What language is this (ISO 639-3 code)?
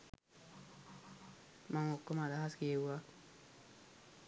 sin